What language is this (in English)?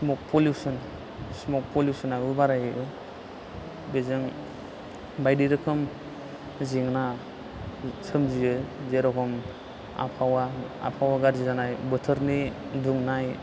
Bodo